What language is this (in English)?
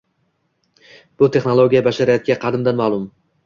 Uzbek